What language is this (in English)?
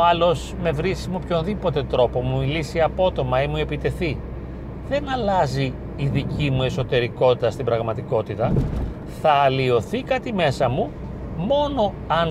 Greek